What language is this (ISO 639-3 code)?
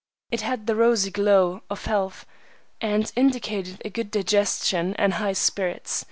eng